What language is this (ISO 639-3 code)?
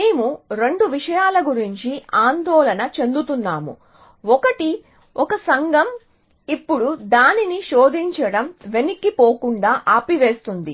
tel